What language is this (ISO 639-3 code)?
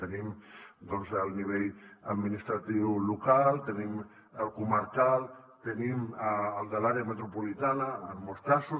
cat